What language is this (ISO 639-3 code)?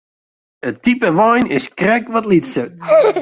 fry